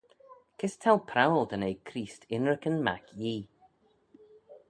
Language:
Manx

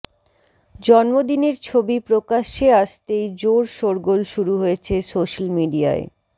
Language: Bangla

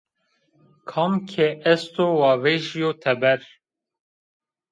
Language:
Zaza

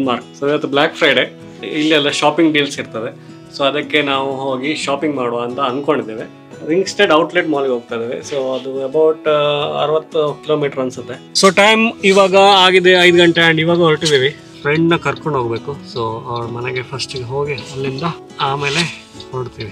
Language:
Kannada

